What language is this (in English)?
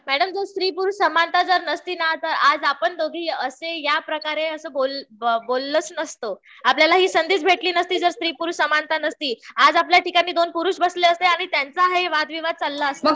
Marathi